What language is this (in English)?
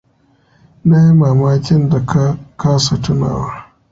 Hausa